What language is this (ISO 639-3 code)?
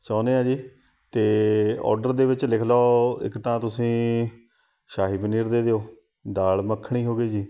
pan